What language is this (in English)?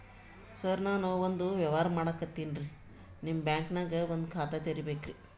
Kannada